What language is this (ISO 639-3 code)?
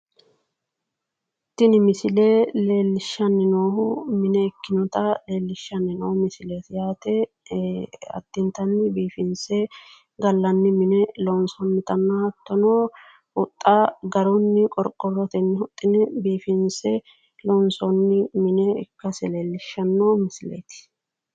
sid